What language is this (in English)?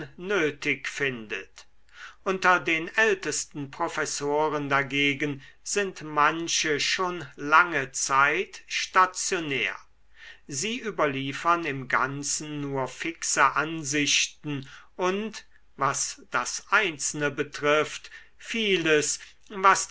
German